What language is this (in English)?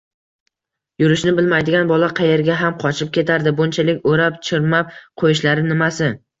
Uzbek